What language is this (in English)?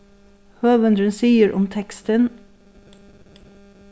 Faroese